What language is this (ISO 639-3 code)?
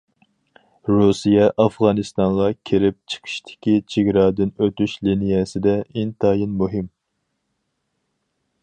uig